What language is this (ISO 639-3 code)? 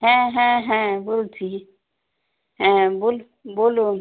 ben